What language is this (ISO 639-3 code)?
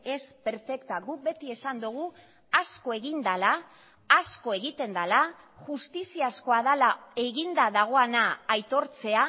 eus